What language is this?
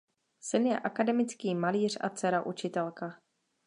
Czech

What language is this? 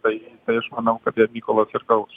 Lithuanian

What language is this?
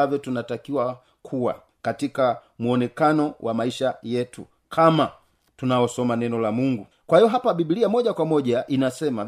Swahili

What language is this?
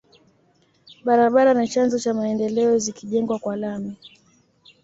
Swahili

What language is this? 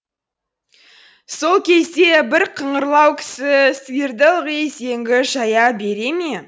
Kazakh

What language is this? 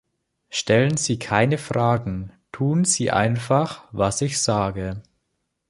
German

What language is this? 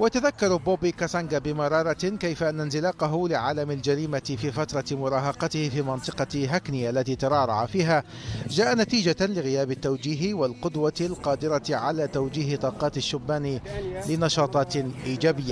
Arabic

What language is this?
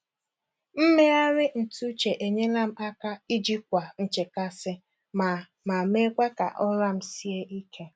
Igbo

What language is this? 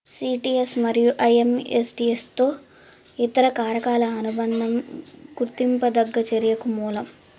Telugu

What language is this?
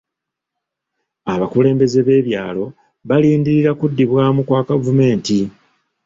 Ganda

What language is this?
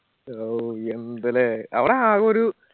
Malayalam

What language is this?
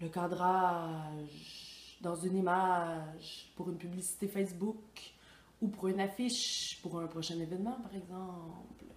French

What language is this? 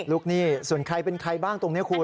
Thai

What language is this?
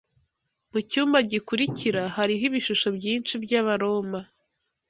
Kinyarwanda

